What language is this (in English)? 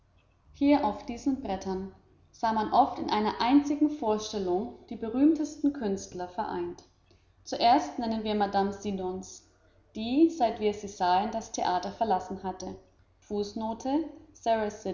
German